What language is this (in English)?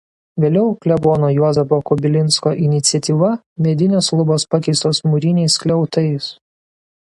Lithuanian